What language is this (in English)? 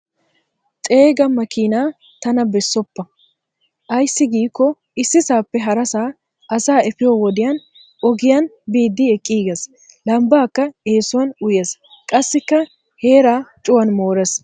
Wolaytta